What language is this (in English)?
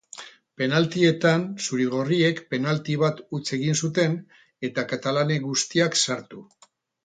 Basque